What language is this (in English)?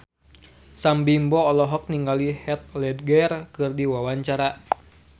Sundanese